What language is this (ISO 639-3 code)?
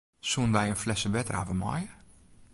fry